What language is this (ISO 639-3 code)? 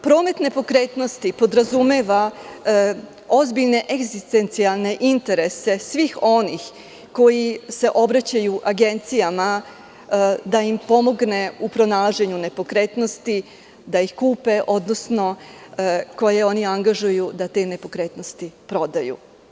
srp